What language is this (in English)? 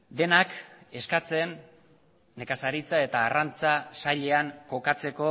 Basque